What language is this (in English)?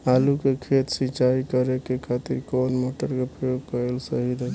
Bhojpuri